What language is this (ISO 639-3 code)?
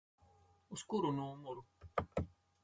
lav